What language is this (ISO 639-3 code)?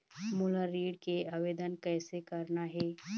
hne